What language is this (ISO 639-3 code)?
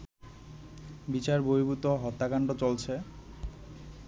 ben